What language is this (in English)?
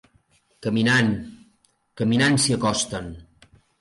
Catalan